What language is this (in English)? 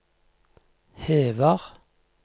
Norwegian